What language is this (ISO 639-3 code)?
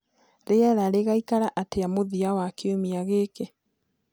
kik